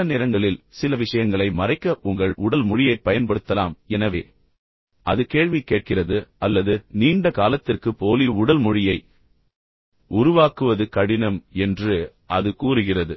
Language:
Tamil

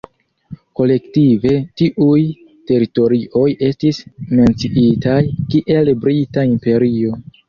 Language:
Esperanto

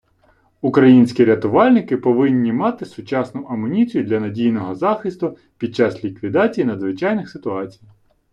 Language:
Ukrainian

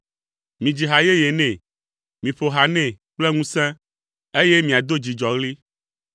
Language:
Ewe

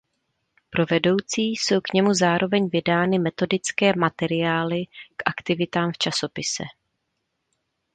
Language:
Czech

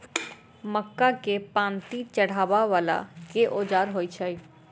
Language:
Maithili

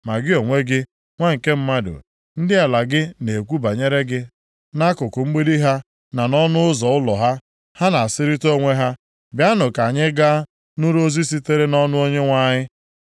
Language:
Igbo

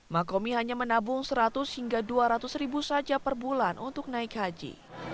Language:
Indonesian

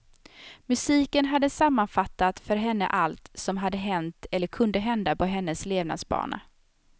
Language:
Swedish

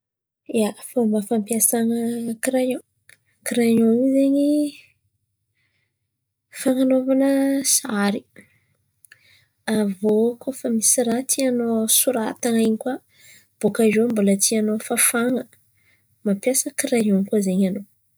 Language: Antankarana Malagasy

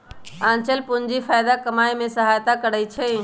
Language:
Magahi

